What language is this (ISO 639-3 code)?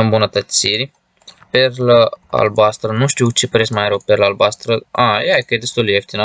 ron